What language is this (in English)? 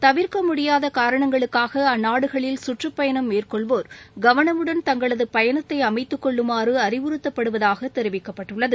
Tamil